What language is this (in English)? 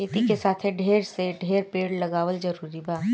Bhojpuri